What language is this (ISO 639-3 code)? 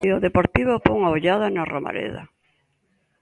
glg